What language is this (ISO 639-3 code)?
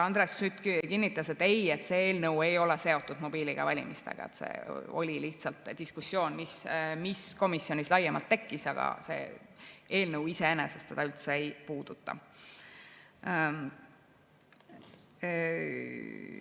est